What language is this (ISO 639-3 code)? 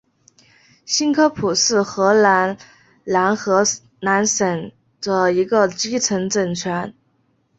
zho